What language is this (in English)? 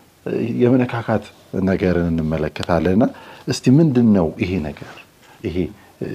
Amharic